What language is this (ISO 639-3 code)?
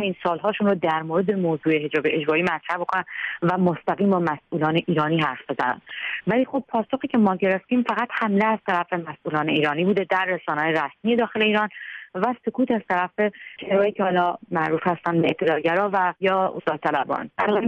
fas